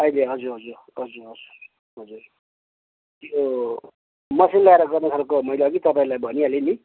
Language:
Nepali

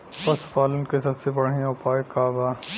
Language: Bhojpuri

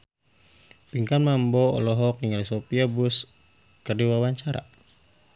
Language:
Sundanese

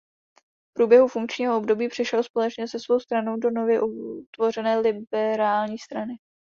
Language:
Czech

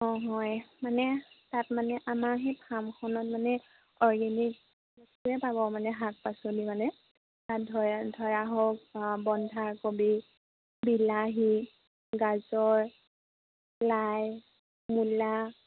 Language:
Assamese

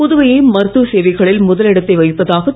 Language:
Tamil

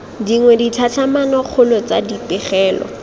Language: Tswana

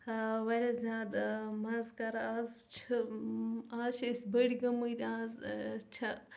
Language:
Kashmiri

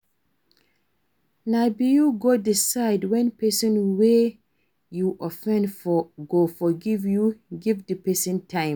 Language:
Nigerian Pidgin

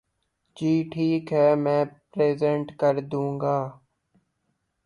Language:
Urdu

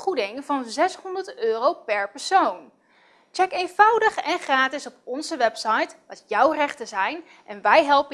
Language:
Dutch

